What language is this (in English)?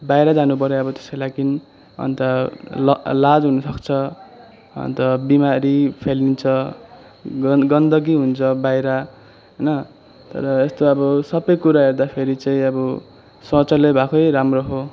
Nepali